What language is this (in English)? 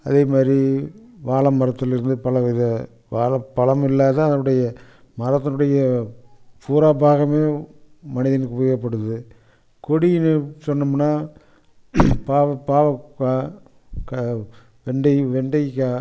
Tamil